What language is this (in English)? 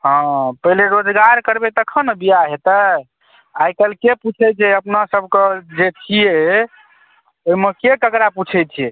Maithili